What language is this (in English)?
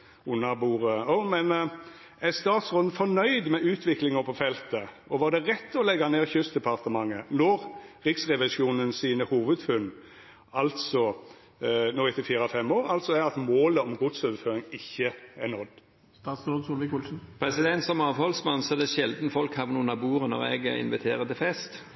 Norwegian